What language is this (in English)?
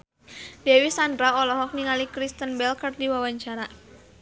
Sundanese